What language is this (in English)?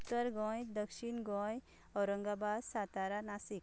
Konkani